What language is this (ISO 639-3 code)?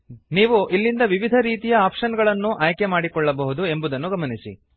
kan